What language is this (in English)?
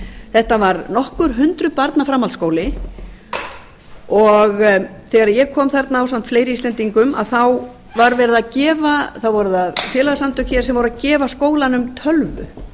Icelandic